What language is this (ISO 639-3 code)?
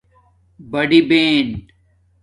dmk